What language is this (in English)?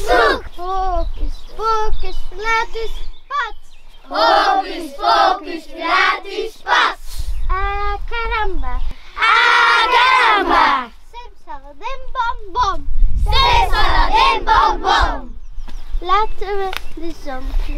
Dutch